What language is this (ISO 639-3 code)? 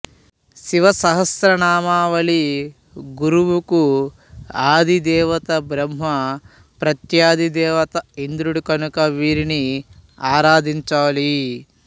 tel